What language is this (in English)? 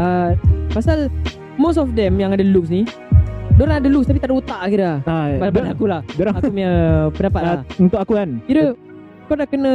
Malay